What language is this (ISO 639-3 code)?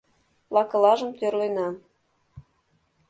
chm